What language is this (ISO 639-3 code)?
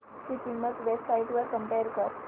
mar